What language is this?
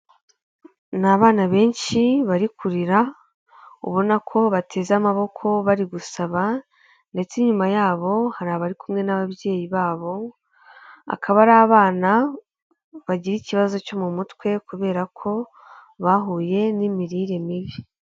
Kinyarwanda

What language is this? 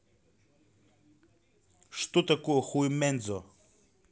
Russian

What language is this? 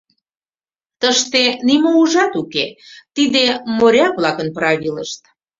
Mari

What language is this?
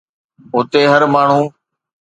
Sindhi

